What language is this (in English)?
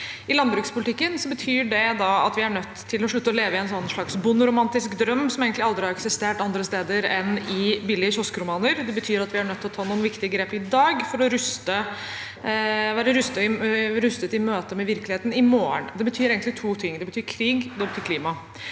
Norwegian